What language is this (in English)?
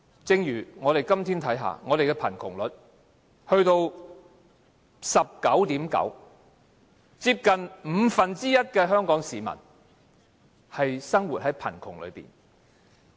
Cantonese